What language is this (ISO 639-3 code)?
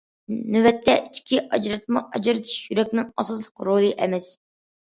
uig